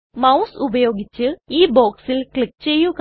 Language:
Malayalam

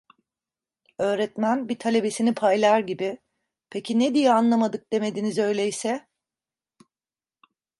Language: Turkish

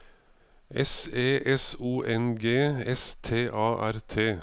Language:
Norwegian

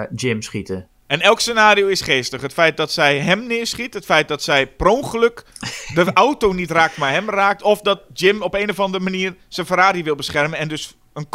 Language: Dutch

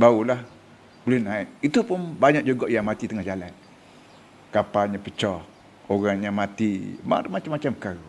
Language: Malay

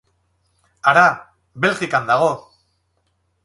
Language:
Basque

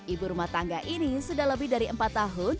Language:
Indonesian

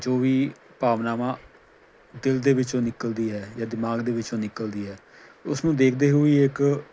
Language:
Punjabi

